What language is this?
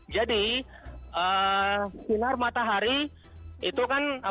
Indonesian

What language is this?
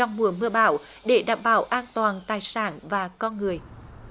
Vietnamese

